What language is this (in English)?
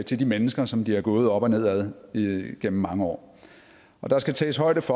Danish